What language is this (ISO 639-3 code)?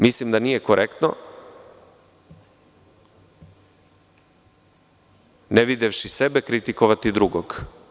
srp